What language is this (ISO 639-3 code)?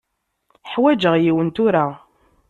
kab